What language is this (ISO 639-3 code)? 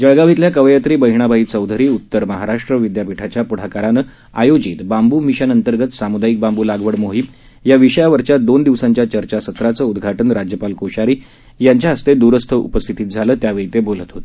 mar